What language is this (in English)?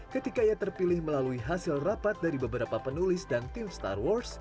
Indonesian